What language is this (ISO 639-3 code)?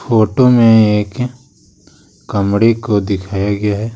hin